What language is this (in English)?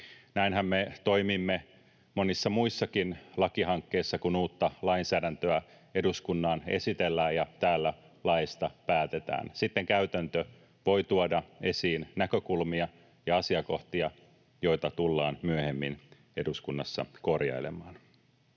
Finnish